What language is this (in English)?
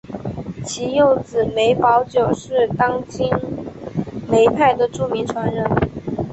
Chinese